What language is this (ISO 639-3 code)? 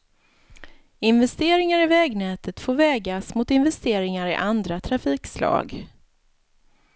swe